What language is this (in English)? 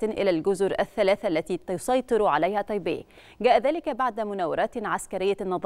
Arabic